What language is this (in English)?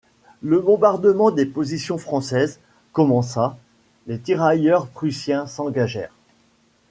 French